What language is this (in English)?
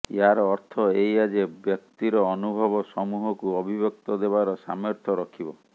Odia